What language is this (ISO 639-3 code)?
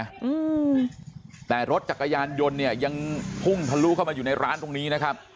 tha